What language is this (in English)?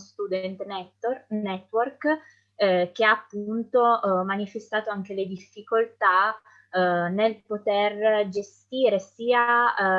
Italian